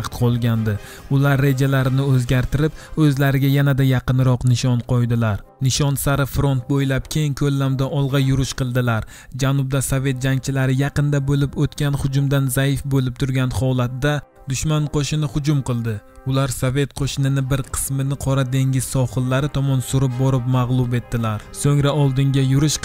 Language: Romanian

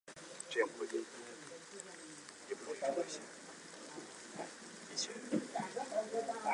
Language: Chinese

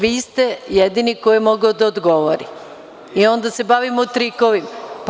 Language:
Serbian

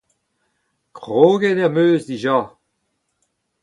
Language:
Breton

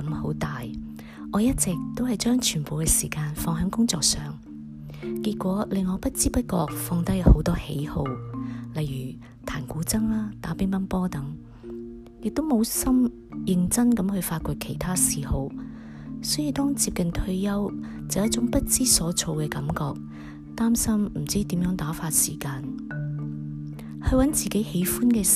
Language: Chinese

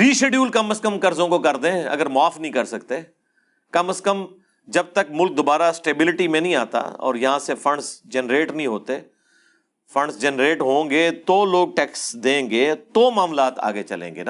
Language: Urdu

